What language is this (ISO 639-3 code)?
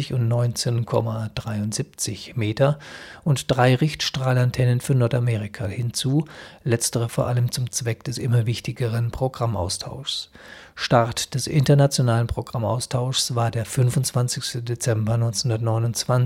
deu